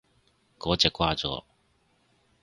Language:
Cantonese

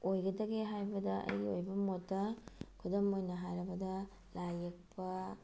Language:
Manipuri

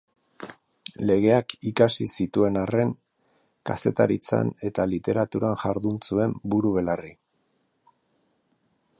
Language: Basque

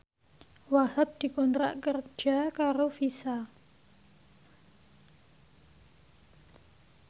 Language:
Javanese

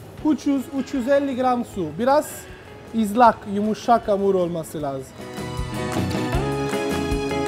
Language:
Turkish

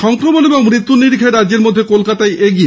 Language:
Bangla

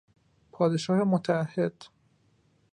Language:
Persian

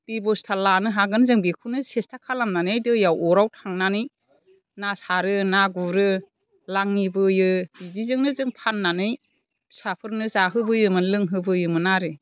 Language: Bodo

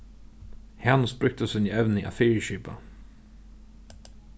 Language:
Faroese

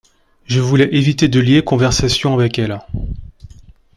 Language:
French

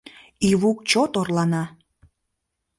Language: Mari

